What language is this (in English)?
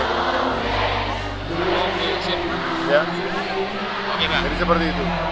Indonesian